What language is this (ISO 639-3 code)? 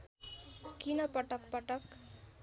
nep